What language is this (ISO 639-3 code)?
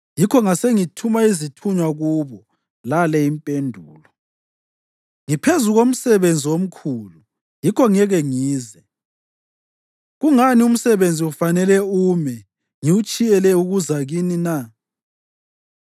nde